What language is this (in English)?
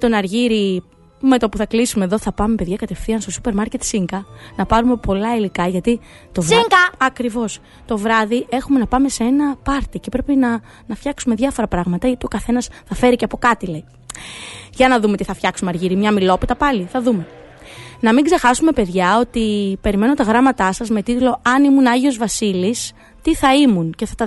Greek